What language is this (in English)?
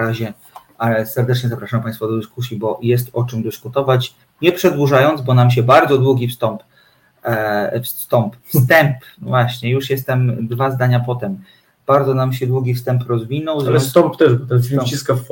Polish